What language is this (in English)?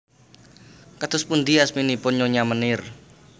Javanese